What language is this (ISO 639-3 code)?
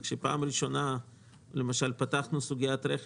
heb